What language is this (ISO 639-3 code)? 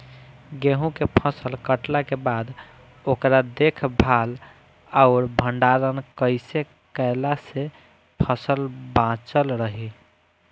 bho